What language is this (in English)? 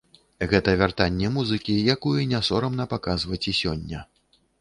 Belarusian